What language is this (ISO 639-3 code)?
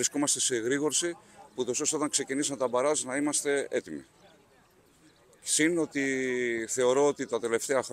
ell